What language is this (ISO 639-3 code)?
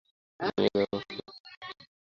ben